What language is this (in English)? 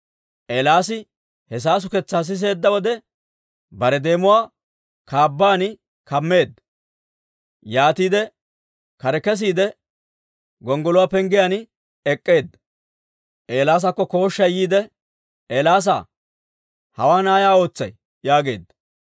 Dawro